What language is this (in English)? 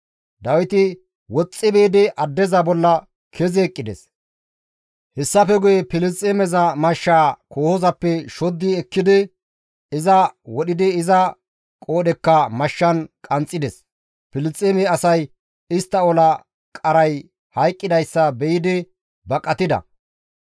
Gamo